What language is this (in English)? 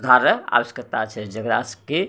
Maithili